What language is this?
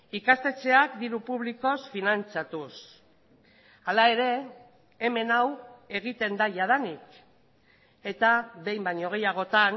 Basque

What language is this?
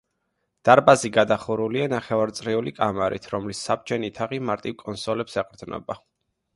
Georgian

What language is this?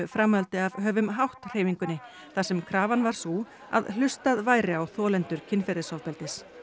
Icelandic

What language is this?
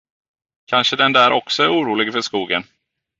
Swedish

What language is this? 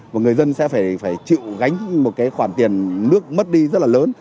Vietnamese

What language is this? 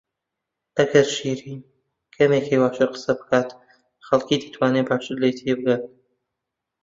Central Kurdish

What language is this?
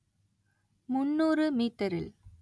Tamil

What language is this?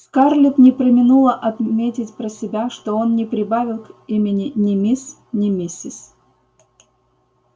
Russian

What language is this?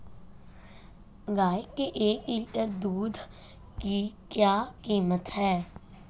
Hindi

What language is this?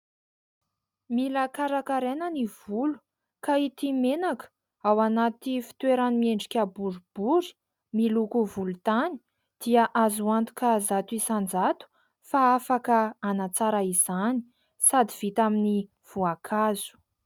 Malagasy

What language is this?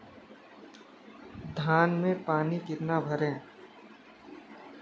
Hindi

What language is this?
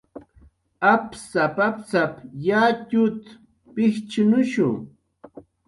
Jaqaru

